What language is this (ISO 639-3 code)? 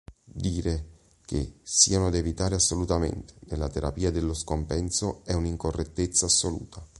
ita